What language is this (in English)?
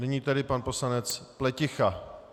Czech